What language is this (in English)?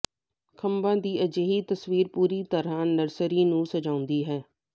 Punjabi